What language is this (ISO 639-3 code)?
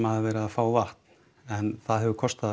isl